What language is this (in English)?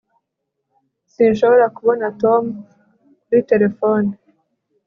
Kinyarwanda